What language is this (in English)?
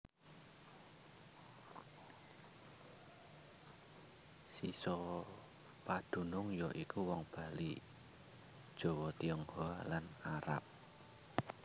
Javanese